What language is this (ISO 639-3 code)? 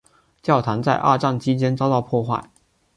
zho